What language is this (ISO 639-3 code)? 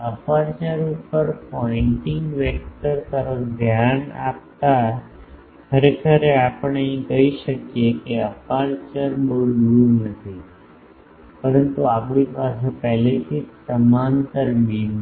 guj